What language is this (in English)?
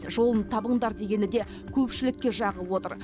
Kazakh